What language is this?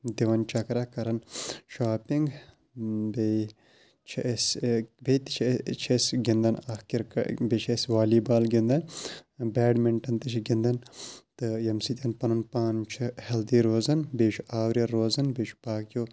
Kashmiri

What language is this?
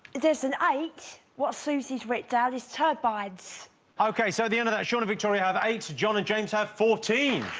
English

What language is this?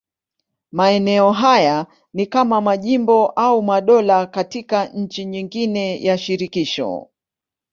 Swahili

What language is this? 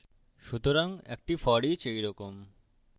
Bangla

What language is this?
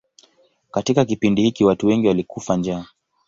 Swahili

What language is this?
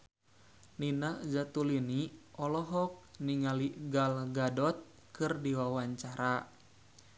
Sundanese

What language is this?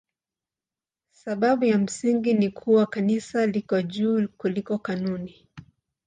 Swahili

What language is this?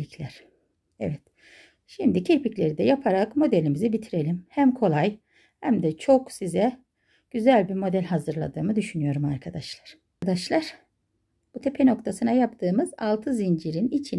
Turkish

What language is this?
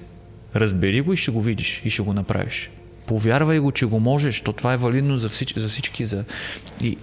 Bulgarian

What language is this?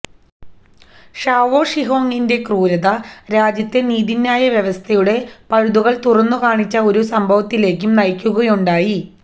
Malayalam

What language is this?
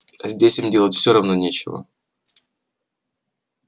Russian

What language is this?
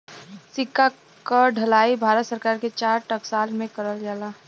Bhojpuri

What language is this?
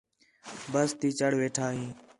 Khetrani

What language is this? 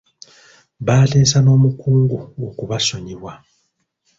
Ganda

